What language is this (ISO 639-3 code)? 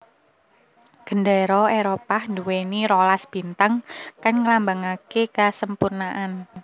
jav